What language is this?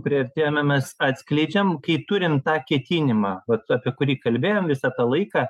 Lithuanian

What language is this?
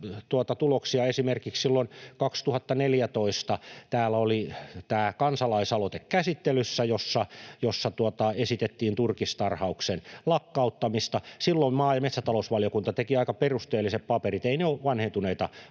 Finnish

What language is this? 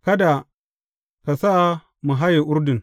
Hausa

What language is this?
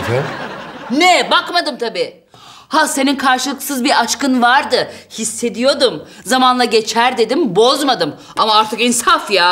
Turkish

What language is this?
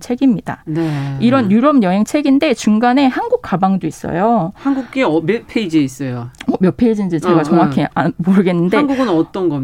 Korean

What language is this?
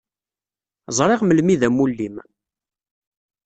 Kabyle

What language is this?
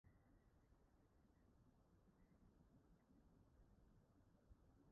Welsh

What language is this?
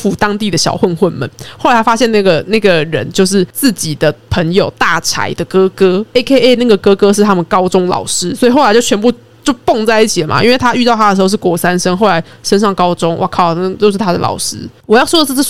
Chinese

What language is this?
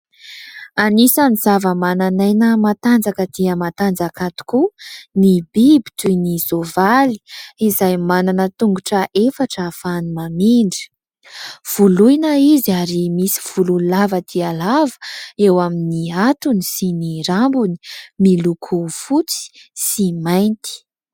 Malagasy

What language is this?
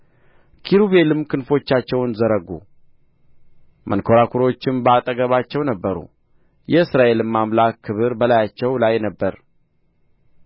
Amharic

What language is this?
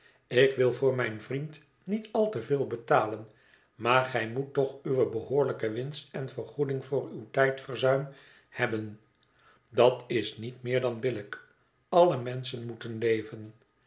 Dutch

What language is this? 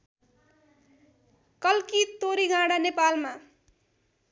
Nepali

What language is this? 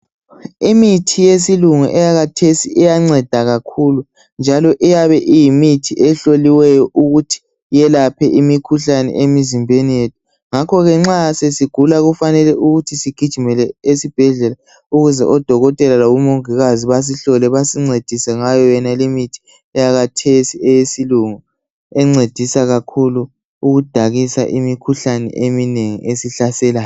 North Ndebele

